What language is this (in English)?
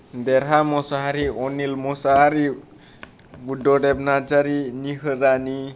Bodo